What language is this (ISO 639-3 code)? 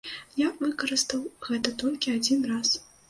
bel